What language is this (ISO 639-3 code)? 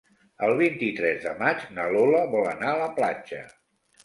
cat